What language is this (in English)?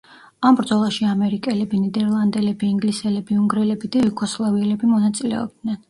Georgian